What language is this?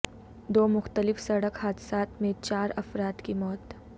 Urdu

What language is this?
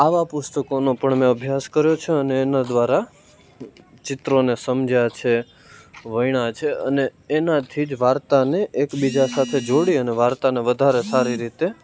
Gujarati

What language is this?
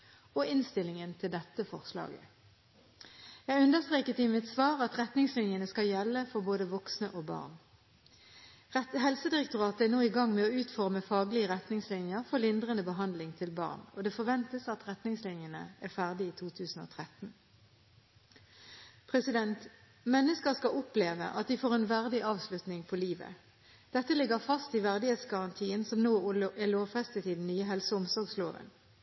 Norwegian Bokmål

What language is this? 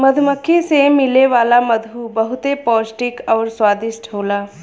Bhojpuri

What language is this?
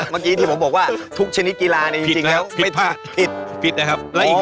Thai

